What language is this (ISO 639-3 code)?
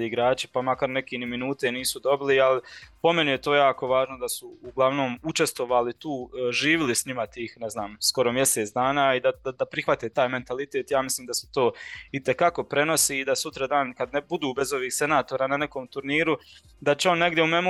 hrv